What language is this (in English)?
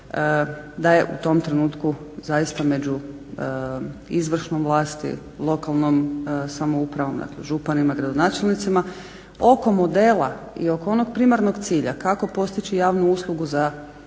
Croatian